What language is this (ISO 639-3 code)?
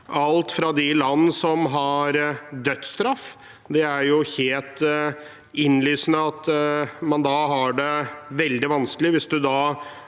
nor